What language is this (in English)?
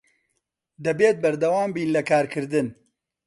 Central Kurdish